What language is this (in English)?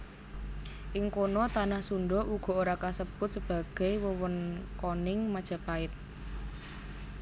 Javanese